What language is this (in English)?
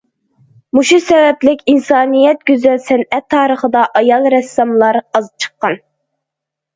Uyghur